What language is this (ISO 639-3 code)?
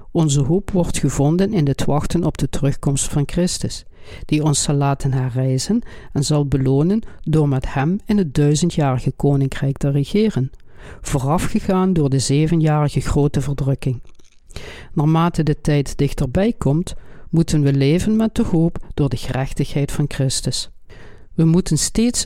nld